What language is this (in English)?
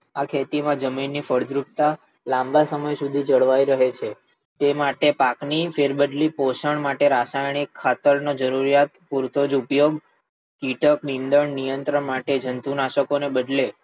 Gujarati